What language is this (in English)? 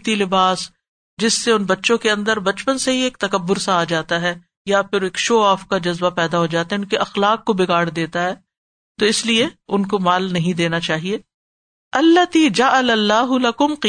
Urdu